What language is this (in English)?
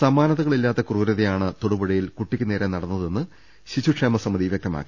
Malayalam